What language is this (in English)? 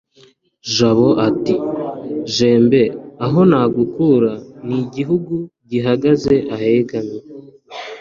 Kinyarwanda